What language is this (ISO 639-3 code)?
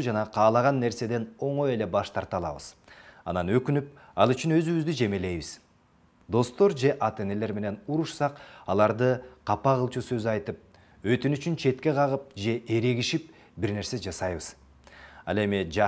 tur